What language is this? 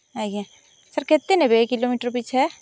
Odia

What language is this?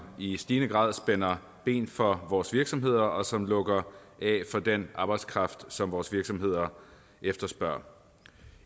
Danish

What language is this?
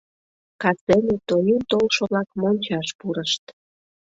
Mari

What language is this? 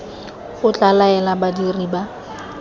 Tswana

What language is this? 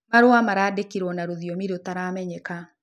Kikuyu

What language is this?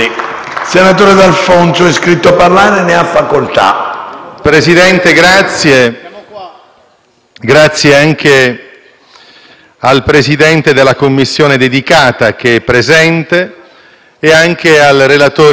Italian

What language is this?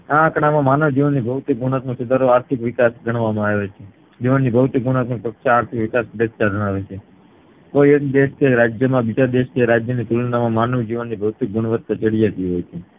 Gujarati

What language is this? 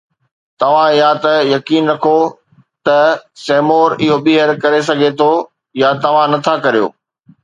Sindhi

